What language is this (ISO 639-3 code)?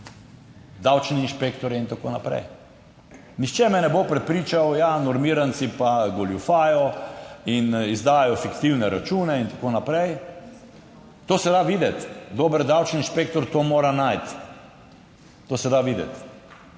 slv